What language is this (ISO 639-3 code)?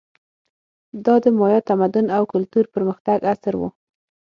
pus